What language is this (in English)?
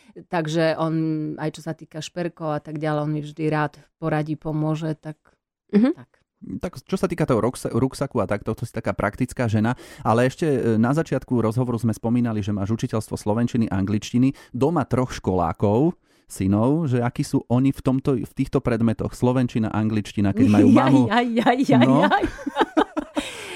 Slovak